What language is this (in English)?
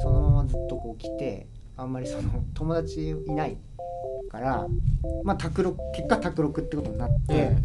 Japanese